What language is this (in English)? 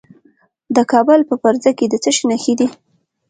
Pashto